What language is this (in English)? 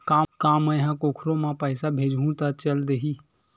Chhattisgarhi